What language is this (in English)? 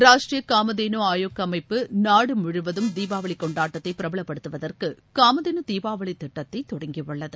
Tamil